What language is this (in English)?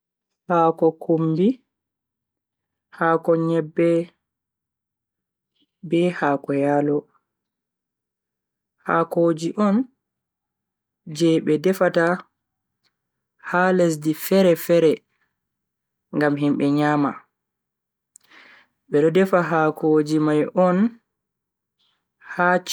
Bagirmi Fulfulde